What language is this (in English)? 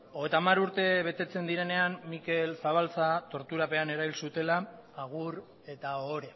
Basque